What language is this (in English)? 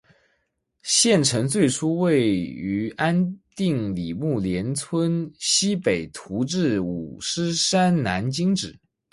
Chinese